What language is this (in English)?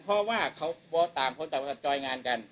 Thai